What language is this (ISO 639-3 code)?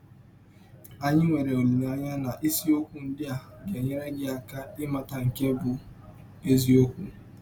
ibo